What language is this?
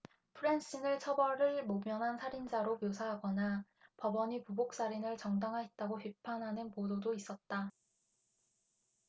Korean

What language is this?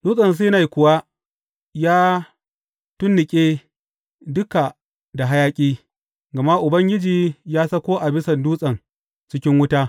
Hausa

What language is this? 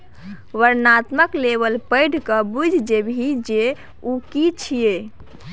Maithili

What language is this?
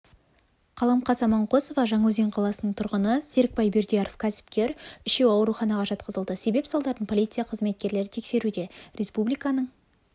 Kazakh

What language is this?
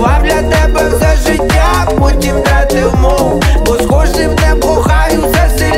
Ukrainian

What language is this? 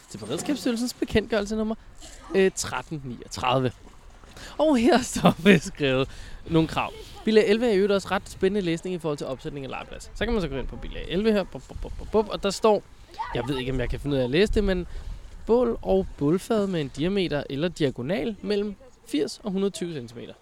Danish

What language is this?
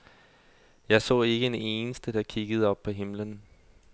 Danish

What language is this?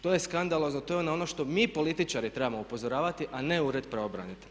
Croatian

